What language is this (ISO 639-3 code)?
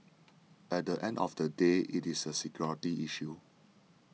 eng